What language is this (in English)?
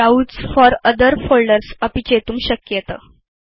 Sanskrit